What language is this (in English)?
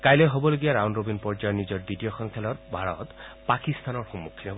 Assamese